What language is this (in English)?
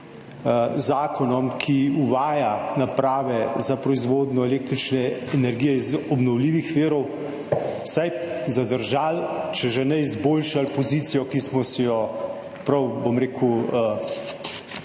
Slovenian